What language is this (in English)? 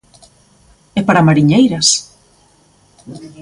Galician